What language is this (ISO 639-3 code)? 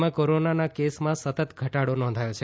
guj